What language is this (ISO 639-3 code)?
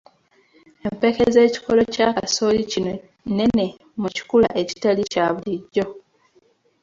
lug